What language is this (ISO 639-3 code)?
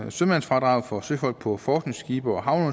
dan